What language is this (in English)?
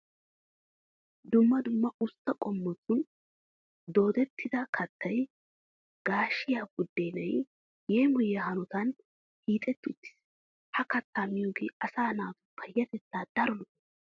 Wolaytta